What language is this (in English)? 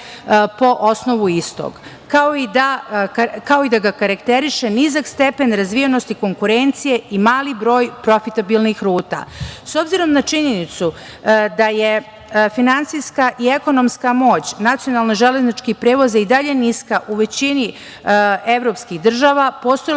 Serbian